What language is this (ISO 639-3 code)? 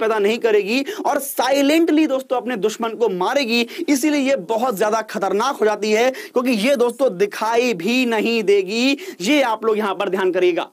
hin